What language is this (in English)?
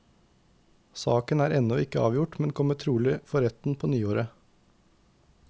Norwegian